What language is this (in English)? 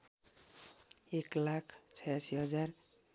Nepali